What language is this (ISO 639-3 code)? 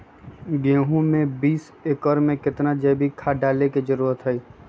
mag